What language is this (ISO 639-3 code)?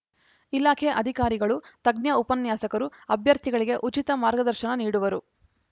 kan